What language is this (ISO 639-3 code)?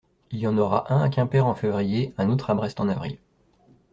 fra